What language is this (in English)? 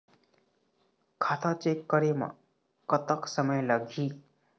Chhattisgarhi